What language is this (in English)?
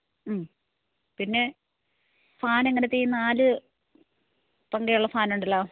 Malayalam